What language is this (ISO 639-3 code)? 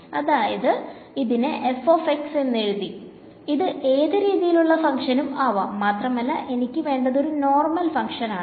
mal